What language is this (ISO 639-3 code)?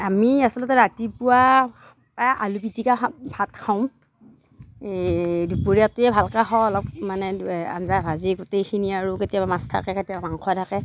asm